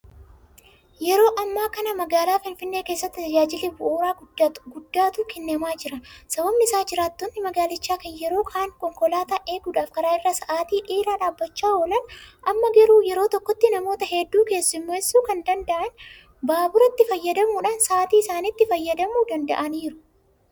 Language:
Oromo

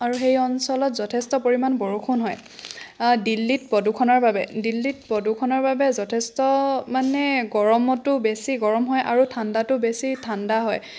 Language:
Assamese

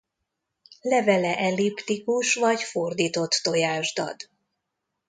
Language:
Hungarian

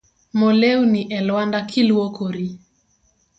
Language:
Luo (Kenya and Tanzania)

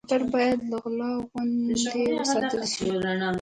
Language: Pashto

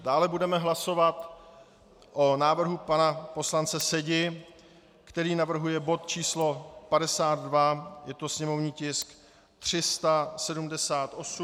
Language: Czech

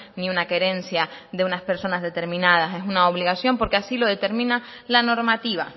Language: Spanish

